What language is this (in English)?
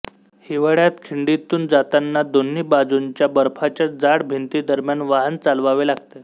Marathi